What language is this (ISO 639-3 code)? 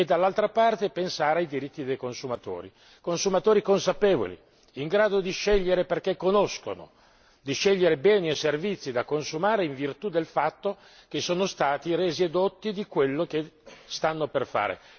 ita